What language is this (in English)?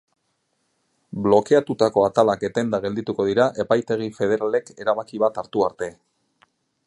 Basque